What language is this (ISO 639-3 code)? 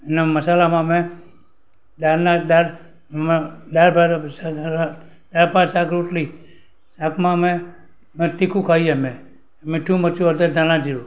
guj